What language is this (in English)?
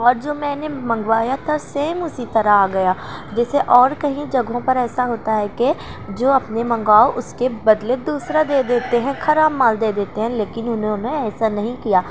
Urdu